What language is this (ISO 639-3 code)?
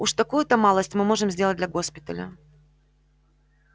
rus